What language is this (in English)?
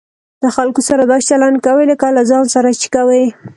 Pashto